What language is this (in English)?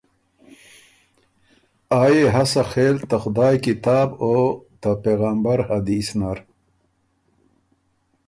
Ormuri